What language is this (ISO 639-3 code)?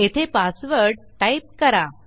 mar